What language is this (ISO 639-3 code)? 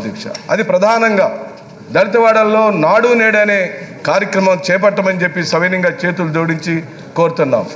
eng